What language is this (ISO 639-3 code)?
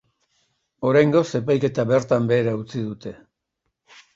eus